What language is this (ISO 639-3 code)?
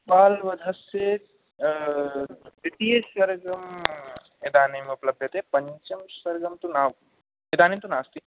san